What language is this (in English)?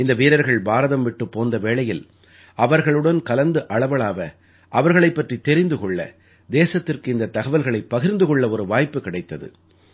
Tamil